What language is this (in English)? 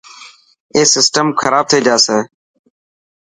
Dhatki